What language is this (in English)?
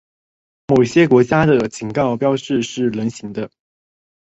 Chinese